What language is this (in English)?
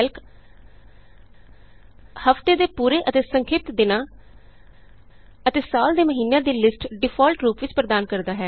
Punjabi